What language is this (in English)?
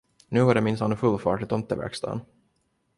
Swedish